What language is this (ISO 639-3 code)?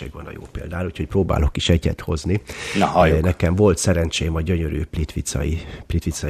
hun